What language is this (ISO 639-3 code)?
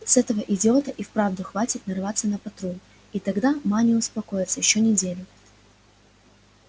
rus